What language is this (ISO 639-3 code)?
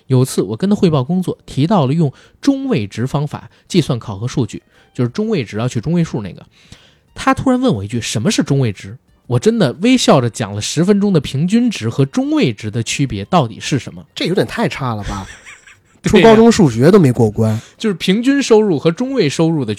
zho